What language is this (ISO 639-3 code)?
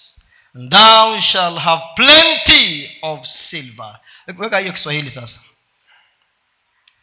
swa